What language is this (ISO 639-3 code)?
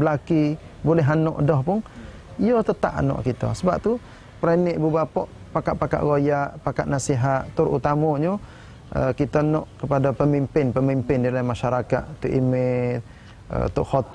msa